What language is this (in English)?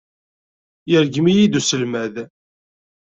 Kabyle